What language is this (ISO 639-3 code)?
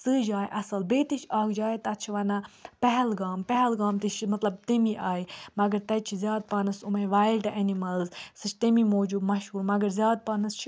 kas